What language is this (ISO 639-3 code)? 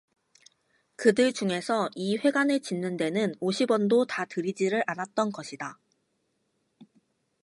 kor